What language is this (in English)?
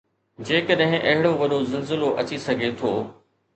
Sindhi